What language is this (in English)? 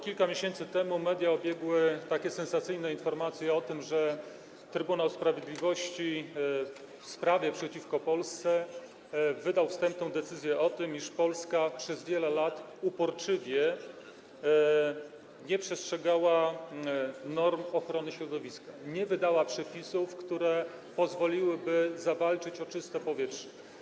Polish